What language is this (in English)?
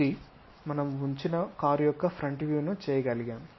Telugu